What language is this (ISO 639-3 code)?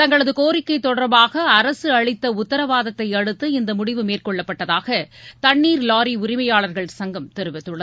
tam